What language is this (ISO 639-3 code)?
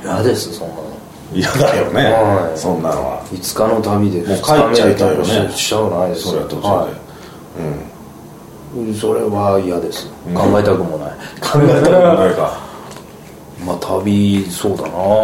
jpn